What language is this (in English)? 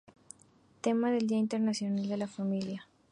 Spanish